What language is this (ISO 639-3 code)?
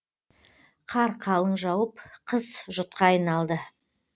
kaz